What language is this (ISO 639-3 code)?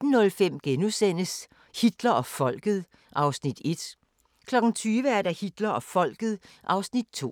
dan